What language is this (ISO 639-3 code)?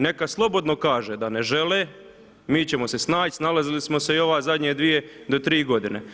hrv